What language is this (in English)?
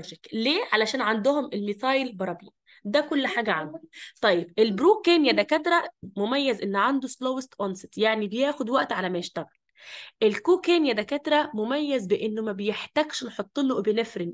Arabic